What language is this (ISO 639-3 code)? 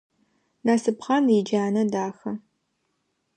ady